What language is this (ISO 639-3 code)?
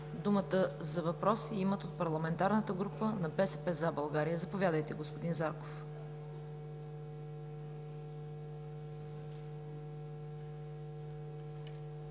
bul